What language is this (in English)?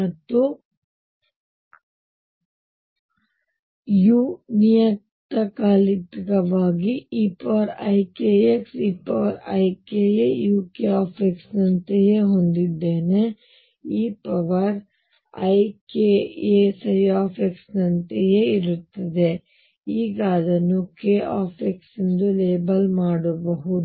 Kannada